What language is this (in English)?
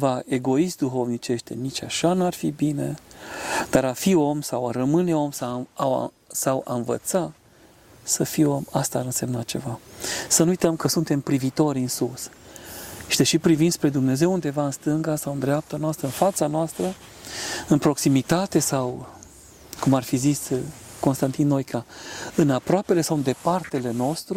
Romanian